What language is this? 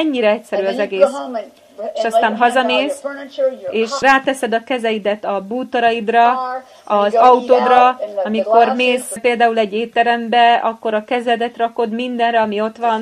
Hungarian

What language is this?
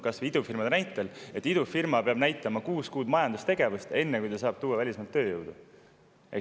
Estonian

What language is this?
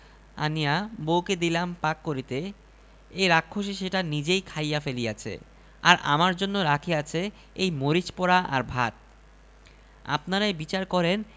Bangla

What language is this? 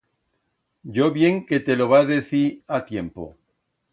Aragonese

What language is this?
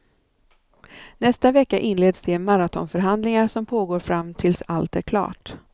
Swedish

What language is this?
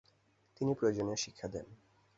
Bangla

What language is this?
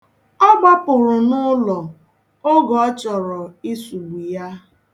Igbo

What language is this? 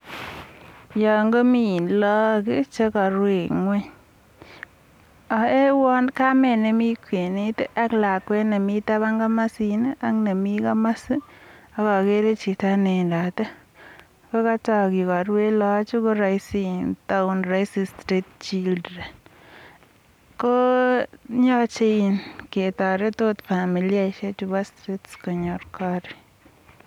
Kalenjin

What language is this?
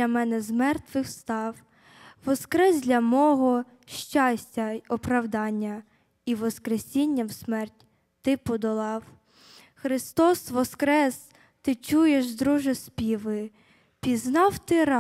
Ukrainian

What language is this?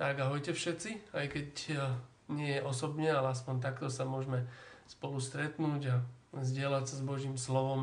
Slovak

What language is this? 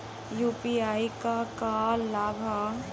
Bhojpuri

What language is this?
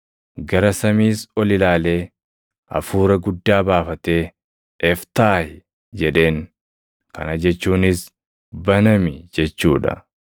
Oromo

